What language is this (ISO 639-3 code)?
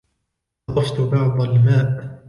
ara